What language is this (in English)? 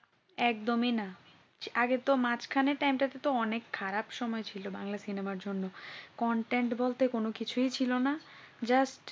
Bangla